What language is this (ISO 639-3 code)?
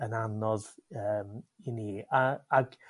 cym